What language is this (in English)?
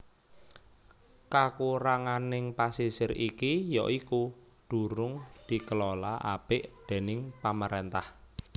Javanese